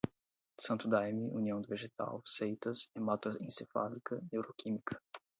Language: Portuguese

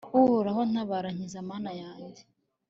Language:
Kinyarwanda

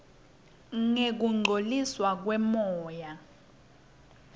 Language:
Swati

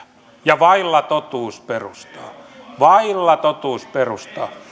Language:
Finnish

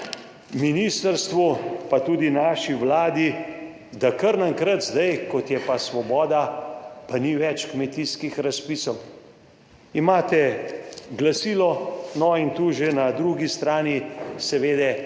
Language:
Slovenian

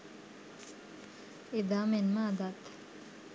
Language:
Sinhala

